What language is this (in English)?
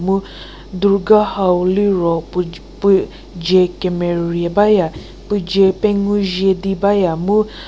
Angami Naga